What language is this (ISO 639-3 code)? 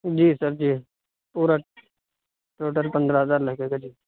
urd